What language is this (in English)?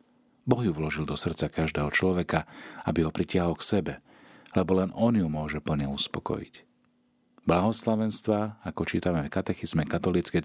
Slovak